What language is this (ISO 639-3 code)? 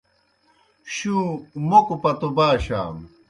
plk